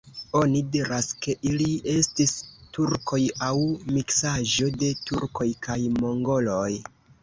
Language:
Esperanto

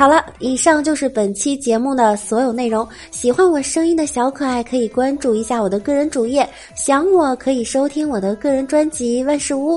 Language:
Chinese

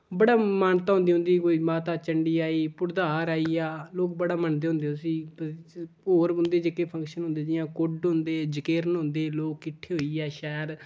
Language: Dogri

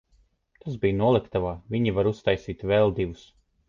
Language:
Latvian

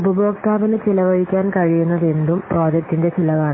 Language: Malayalam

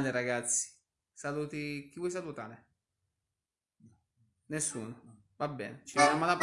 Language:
Italian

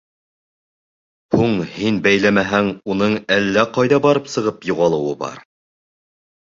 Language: Bashkir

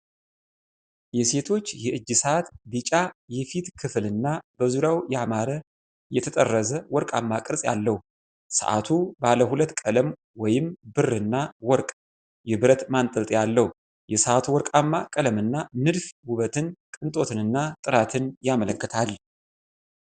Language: Amharic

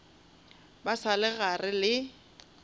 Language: Northern Sotho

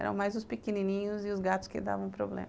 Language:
Portuguese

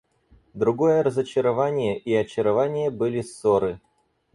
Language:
Russian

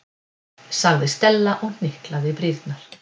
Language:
Icelandic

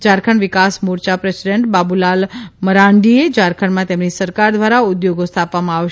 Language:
Gujarati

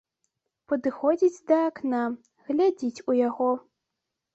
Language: Belarusian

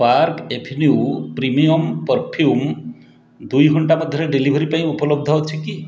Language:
Odia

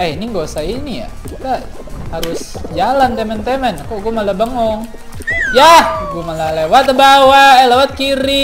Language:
Indonesian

